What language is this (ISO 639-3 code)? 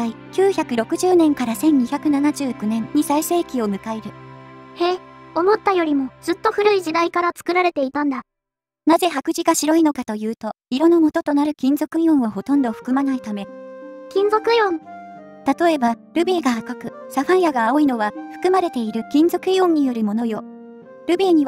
jpn